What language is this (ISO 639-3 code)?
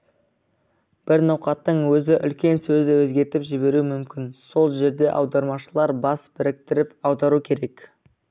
kaz